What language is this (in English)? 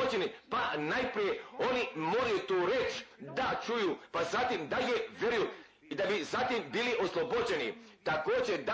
Croatian